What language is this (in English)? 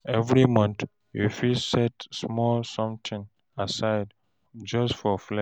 Nigerian Pidgin